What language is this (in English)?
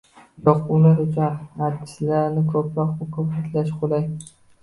Uzbek